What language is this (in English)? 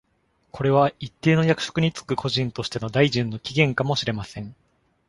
Japanese